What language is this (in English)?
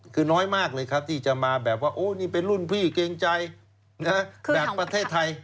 Thai